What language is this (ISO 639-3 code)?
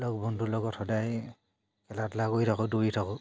asm